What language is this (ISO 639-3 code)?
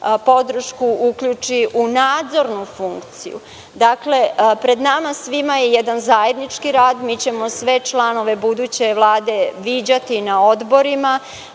srp